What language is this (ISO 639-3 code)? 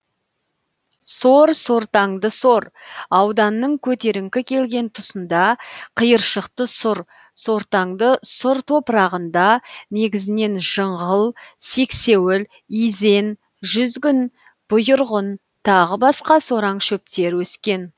kaz